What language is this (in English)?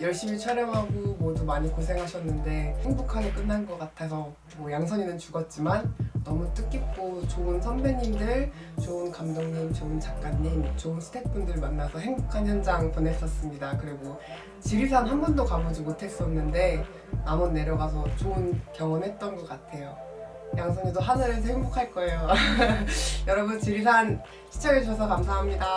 Korean